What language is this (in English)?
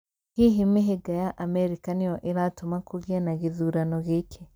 Kikuyu